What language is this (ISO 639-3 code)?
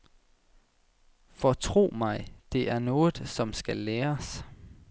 dan